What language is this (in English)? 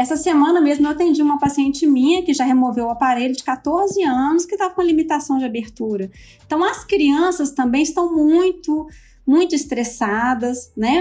Portuguese